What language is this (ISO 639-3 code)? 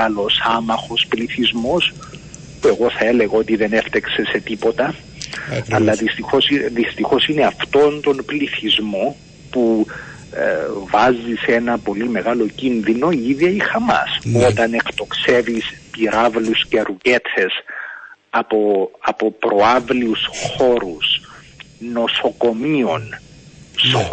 ell